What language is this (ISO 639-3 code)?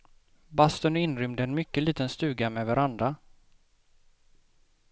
swe